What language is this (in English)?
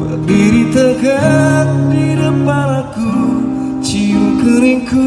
Indonesian